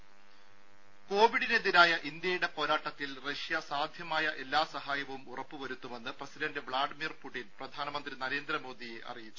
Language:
Malayalam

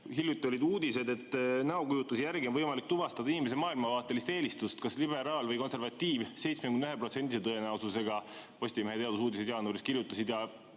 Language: Estonian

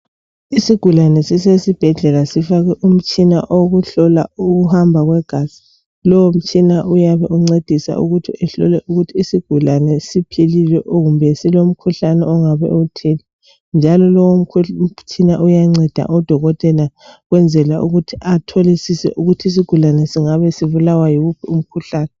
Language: North Ndebele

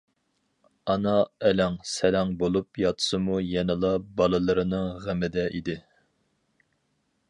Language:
Uyghur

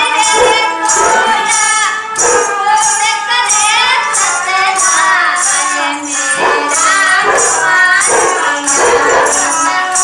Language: Indonesian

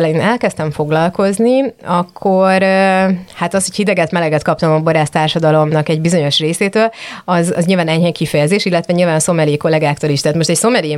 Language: Hungarian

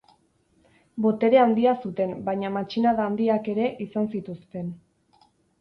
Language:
Basque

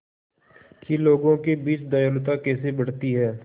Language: Hindi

